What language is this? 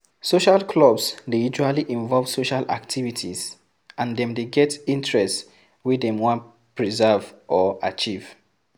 Nigerian Pidgin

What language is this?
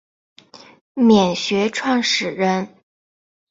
Chinese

